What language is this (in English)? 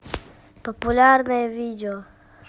Russian